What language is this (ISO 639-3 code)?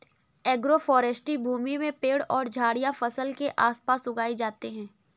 hin